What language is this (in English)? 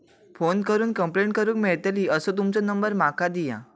Marathi